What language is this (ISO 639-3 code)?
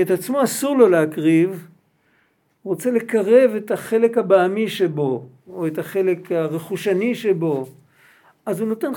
heb